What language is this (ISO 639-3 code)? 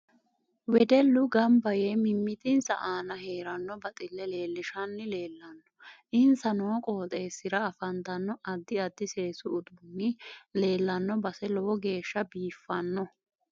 sid